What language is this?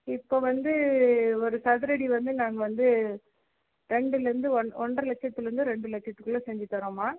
Tamil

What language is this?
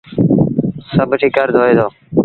Sindhi Bhil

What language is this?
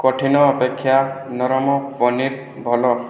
Odia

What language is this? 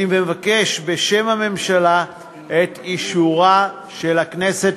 Hebrew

